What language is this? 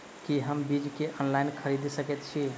Maithili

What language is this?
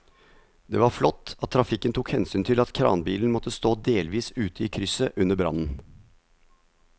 Norwegian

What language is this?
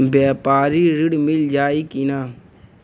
Bhojpuri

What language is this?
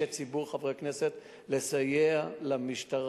Hebrew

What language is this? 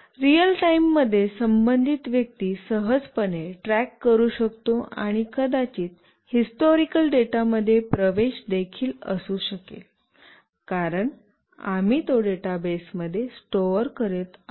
Marathi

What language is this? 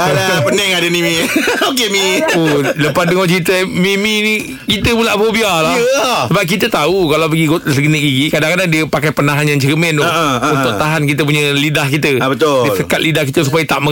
Malay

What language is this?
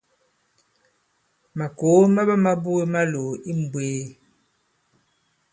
Bankon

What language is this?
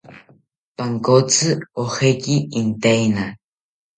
South Ucayali Ashéninka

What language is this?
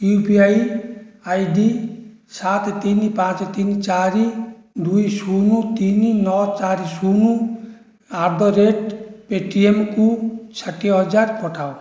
Odia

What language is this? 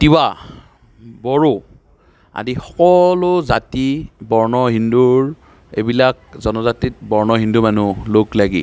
Assamese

